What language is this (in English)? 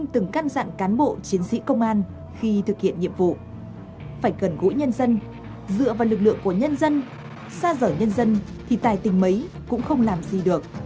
Vietnamese